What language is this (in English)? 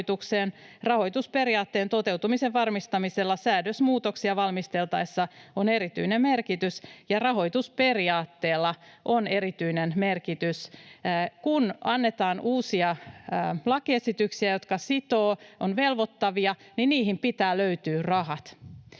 Finnish